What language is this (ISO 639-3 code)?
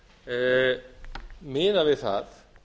isl